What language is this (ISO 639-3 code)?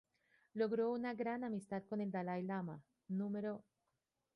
spa